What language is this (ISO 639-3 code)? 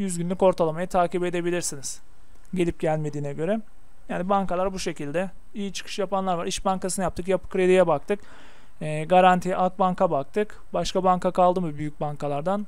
tur